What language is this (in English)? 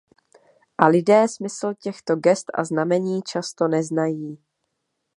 Czech